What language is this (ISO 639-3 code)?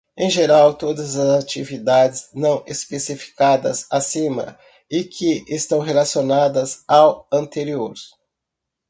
por